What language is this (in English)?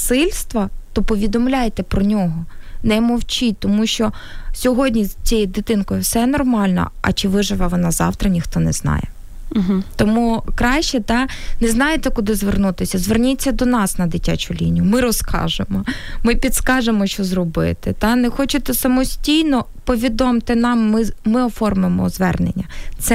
Ukrainian